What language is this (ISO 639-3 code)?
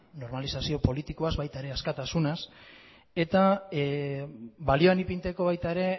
eus